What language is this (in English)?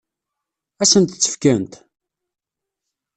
Kabyle